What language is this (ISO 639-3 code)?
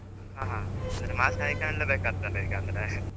kan